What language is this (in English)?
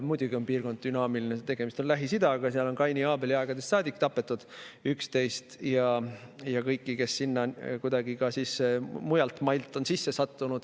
Estonian